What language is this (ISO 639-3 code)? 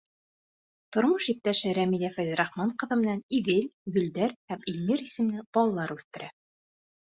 bak